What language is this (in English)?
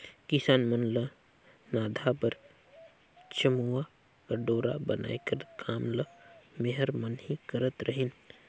Chhattisgarhi